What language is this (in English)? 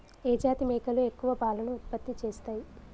Telugu